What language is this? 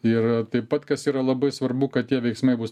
Lithuanian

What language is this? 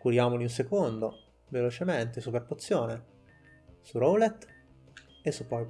Italian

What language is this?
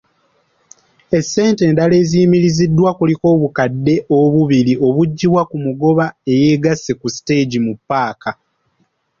Ganda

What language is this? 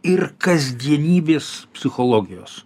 Lithuanian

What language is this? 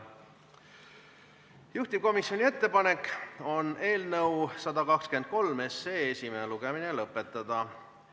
Estonian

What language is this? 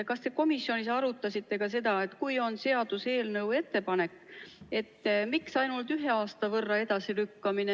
Estonian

